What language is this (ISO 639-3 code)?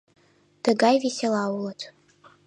chm